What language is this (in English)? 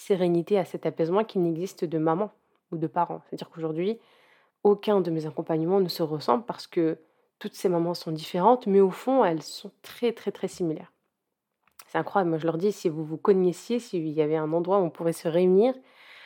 French